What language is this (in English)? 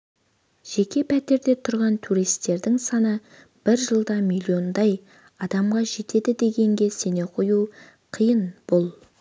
Kazakh